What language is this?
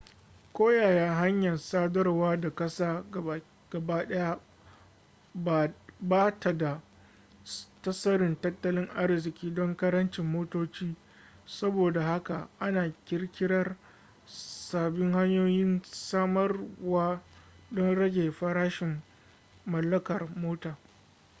Hausa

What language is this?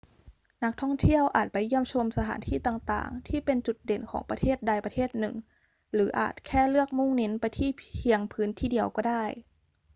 Thai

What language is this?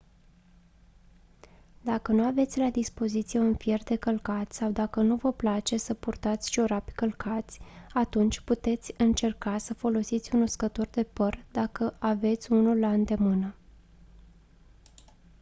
Romanian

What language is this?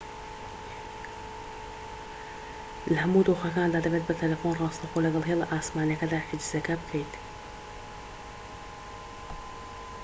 Central Kurdish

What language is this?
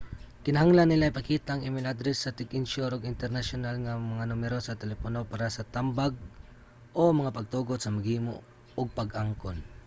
Cebuano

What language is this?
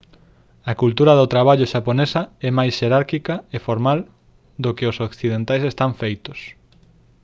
Galician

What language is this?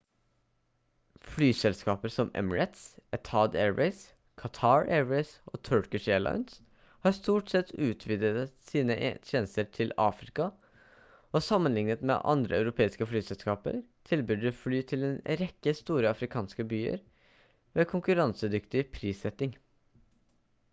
Norwegian Bokmål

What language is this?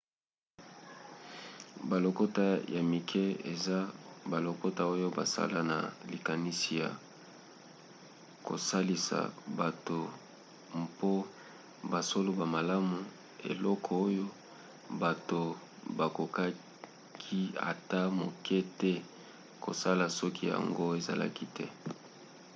Lingala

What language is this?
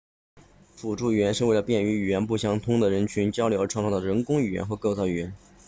Chinese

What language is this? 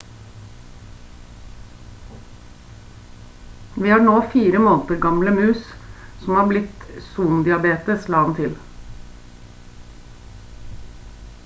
Norwegian Bokmål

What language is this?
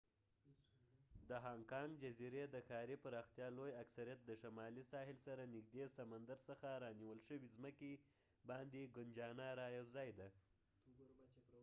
Pashto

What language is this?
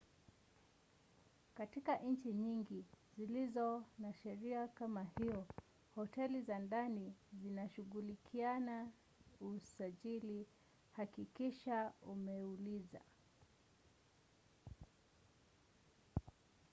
Swahili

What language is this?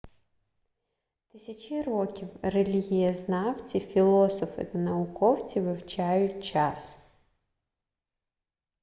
Ukrainian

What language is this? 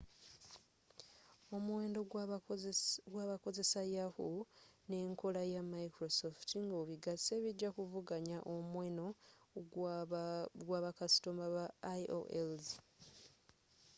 Ganda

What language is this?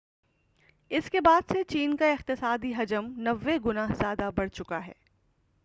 Urdu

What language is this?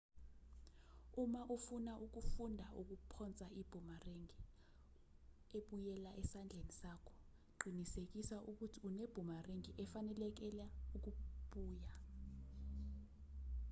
Zulu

